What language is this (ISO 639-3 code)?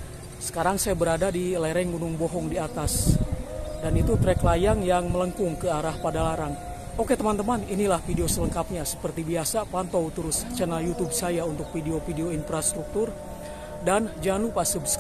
ind